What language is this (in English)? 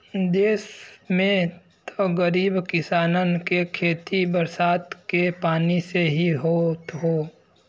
Bhojpuri